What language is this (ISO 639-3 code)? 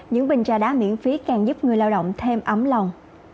vie